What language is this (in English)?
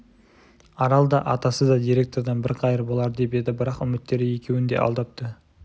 Kazakh